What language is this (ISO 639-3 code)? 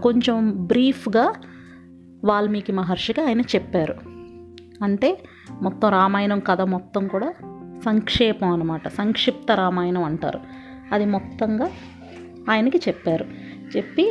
tel